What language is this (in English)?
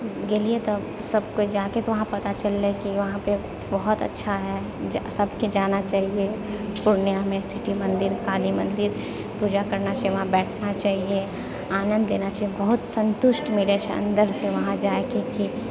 Maithili